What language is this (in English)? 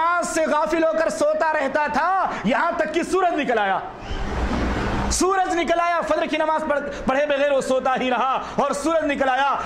Italian